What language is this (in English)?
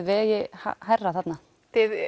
Icelandic